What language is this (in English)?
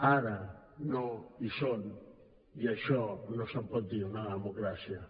Catalan